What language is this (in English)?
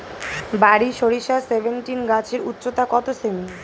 Bangla